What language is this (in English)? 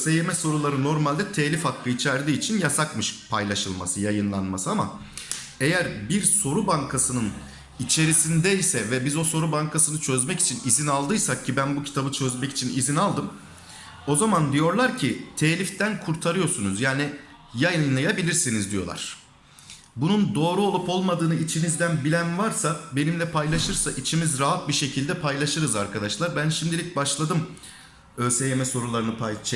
Turkish